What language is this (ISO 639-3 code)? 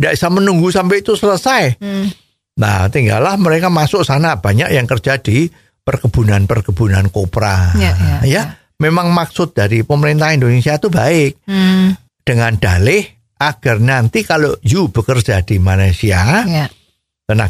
ind